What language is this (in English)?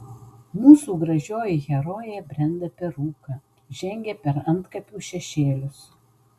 Lithuanian